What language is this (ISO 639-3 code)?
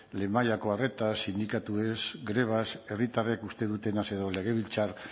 eus